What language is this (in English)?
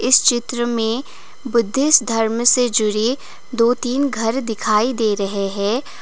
Hindi